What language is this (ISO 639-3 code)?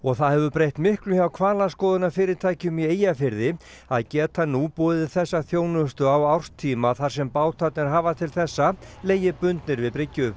isl